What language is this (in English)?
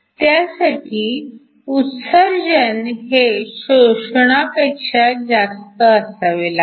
Marathi